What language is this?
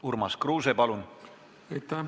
Estonian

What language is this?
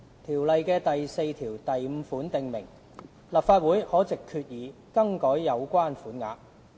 Cantonese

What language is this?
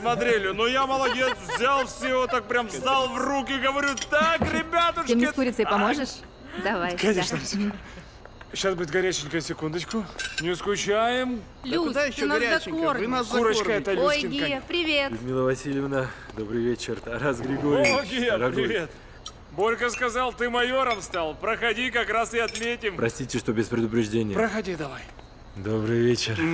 Russian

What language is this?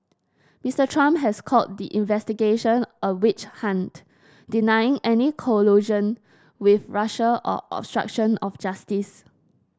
English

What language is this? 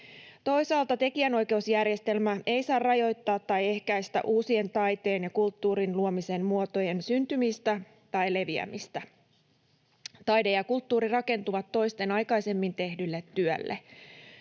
Finnish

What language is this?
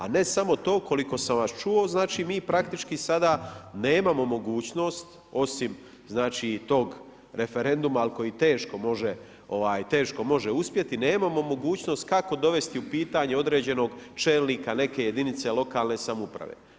Croatian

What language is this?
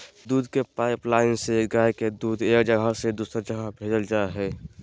Magahi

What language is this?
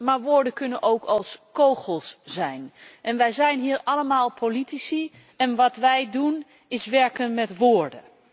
Dutch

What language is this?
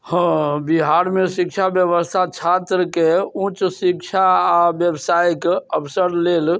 Maithili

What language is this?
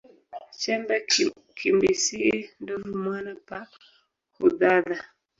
Swahili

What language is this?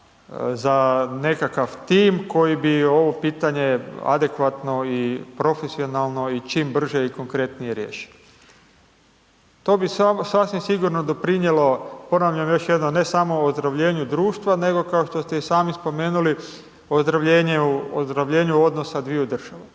Croatian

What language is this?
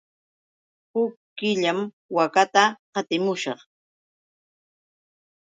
Yauyos Quechua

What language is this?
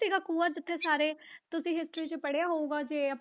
Punjabi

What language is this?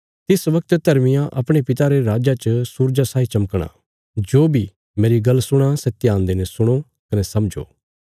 Bilaspuri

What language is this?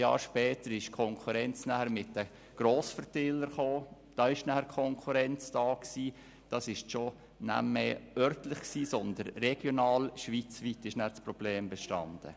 Swiss German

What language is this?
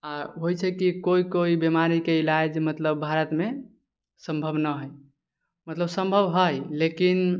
Maithili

